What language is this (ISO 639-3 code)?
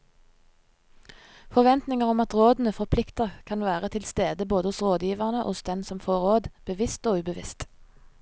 nor